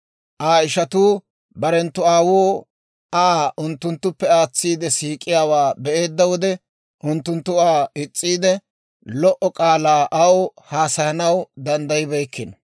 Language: Dawro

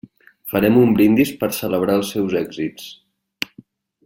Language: Catalan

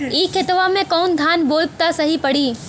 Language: Bhojpuri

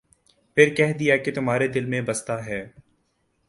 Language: Urdu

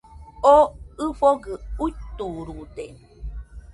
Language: Nüpode Huitoto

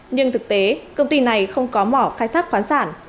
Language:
Vietnamese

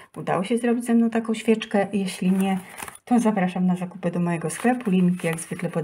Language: Polish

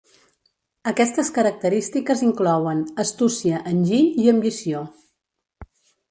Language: Catalan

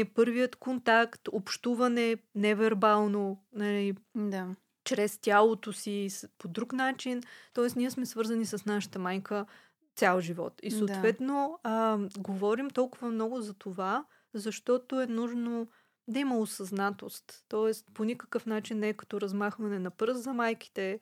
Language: Bulgarian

